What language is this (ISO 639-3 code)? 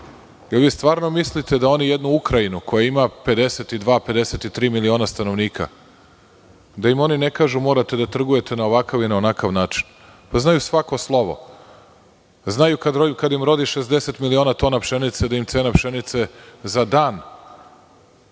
srp